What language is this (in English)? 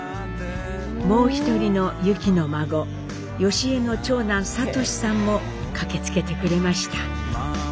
Japanese